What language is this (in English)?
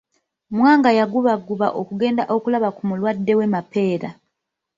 Ganda